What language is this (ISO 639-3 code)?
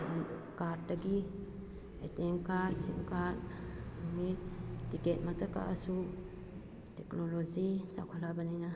mni